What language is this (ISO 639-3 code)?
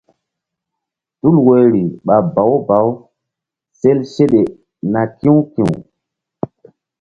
mdd